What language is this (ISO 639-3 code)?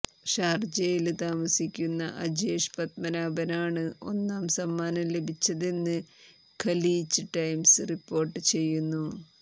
mal